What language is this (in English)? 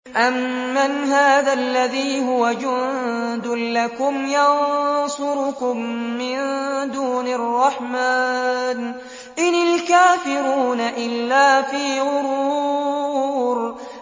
Arabic